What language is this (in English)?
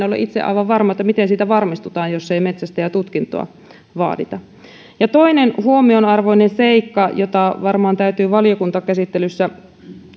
Finnish